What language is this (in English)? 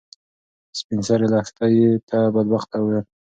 Pashto